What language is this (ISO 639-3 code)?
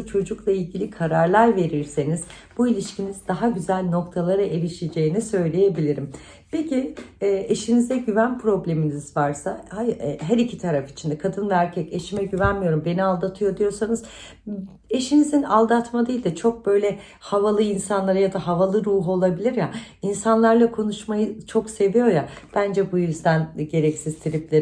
tur